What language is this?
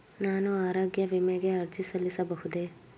Kannada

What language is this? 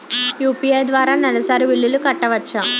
Telugu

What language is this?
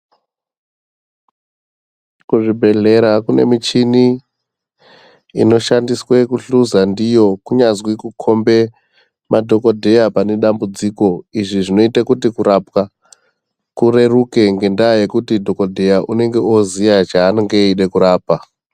Ndau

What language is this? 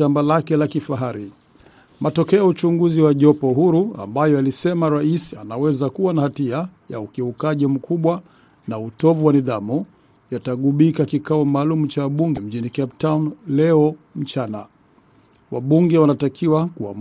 Swahili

